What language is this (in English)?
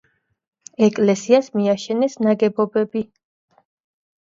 Georgian